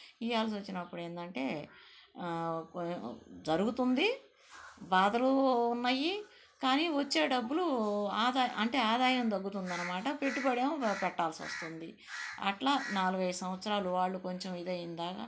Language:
Telugu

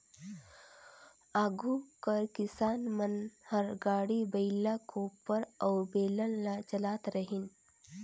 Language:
Chhattisgarhi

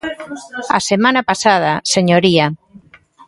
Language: Galician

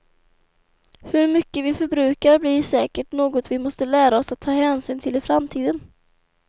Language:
Swedish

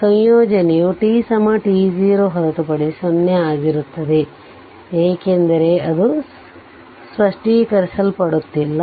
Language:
Kannada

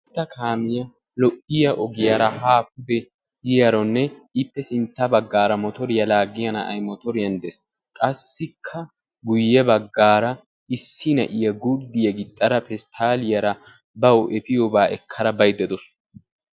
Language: Wolaytta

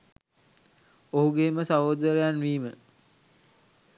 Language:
Sinhala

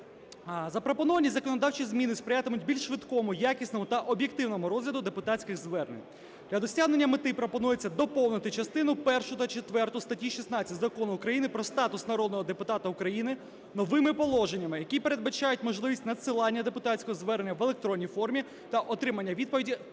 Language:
Ukrainian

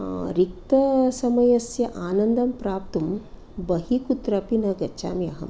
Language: Sanskrit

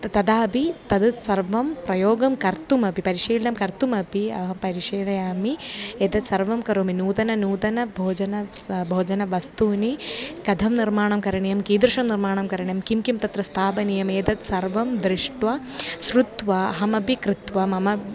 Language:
Sanskrit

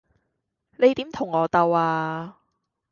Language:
Cantonese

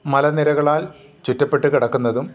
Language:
Malayalam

